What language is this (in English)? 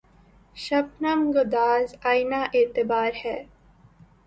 Urdu